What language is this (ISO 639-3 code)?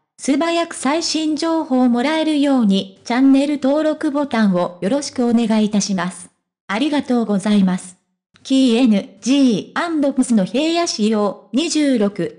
jpn